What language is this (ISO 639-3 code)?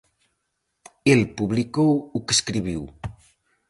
glg